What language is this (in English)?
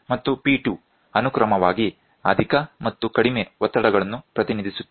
Kannada